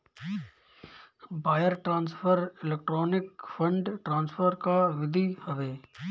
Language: Bhojpuri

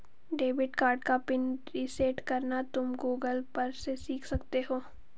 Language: Hindi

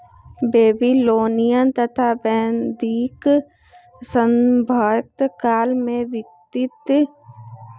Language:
Magahi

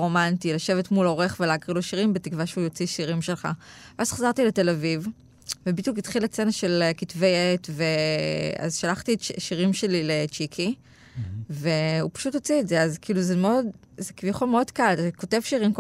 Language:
Hebrew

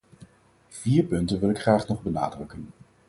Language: Dutch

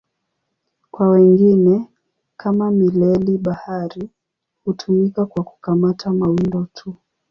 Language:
Swahili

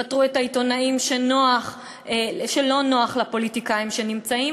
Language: Hebrew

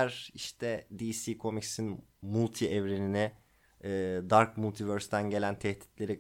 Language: Turkish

